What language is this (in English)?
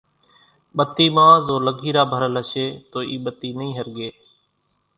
Kachi Koli